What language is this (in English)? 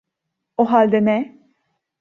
Turkish